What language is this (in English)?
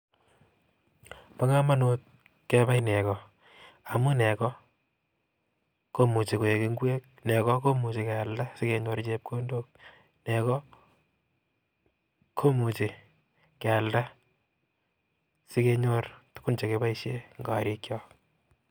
Kalenjin